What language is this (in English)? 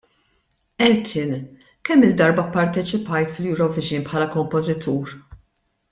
Maltese